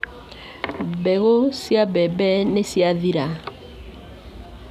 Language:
Kikuyu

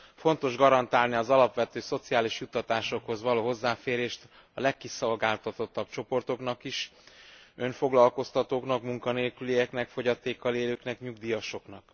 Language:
Hungarian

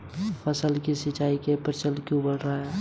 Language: Hindi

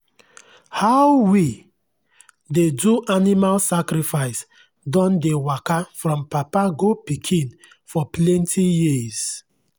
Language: Nigerian Pidgin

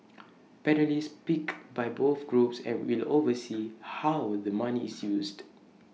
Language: English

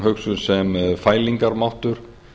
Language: Icelandic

